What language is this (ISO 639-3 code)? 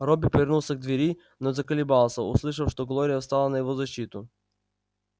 rus